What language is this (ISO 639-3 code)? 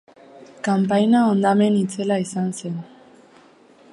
eus